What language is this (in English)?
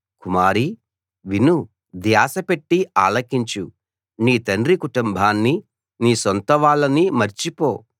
Telugu